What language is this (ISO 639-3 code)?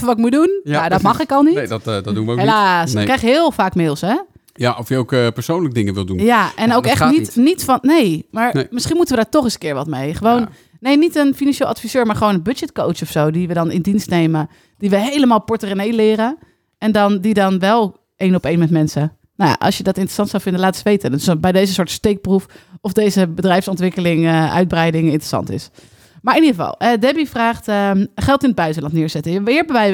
nld